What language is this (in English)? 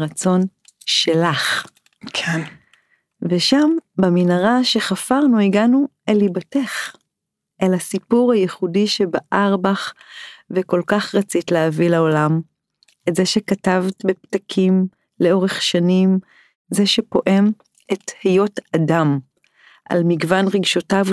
Hebrew